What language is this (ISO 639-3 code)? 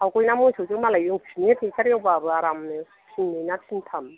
brx